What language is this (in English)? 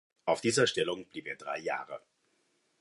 German